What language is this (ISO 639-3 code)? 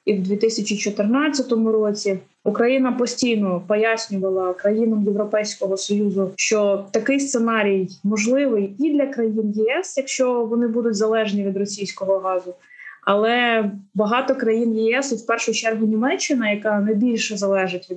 ukr